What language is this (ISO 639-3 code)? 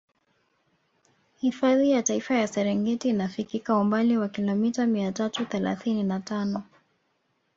swa